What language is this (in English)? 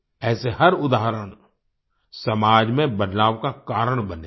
Hindi